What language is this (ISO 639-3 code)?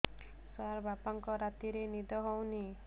ori